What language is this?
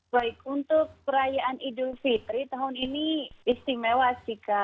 Indonesian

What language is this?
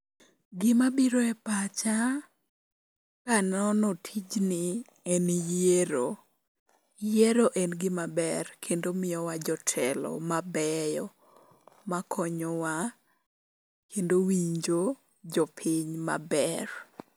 Luo (Kenya and Tanzania)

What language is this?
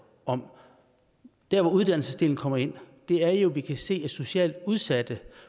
Danish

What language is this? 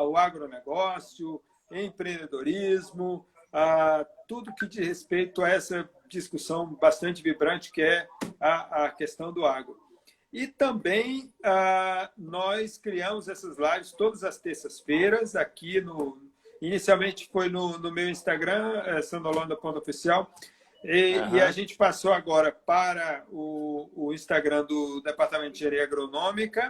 Portuguese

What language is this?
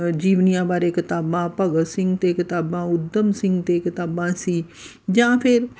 Punjabi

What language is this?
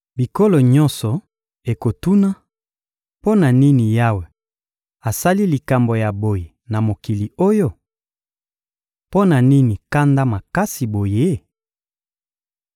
Lingala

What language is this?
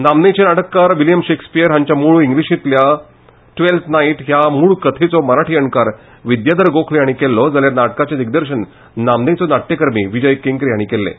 Konkani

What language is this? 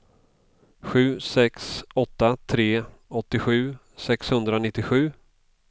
Swedish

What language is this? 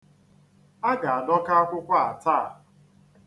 Igbo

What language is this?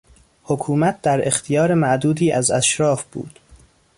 Persian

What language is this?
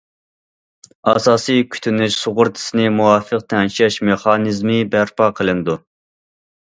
Uyghur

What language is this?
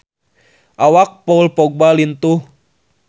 Sundanese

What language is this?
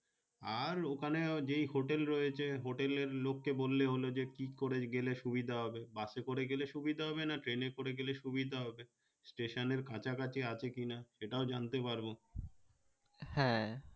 Bangla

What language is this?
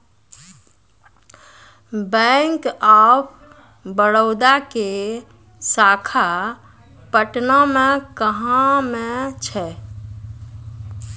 Maithili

